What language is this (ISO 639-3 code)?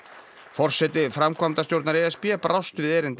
isl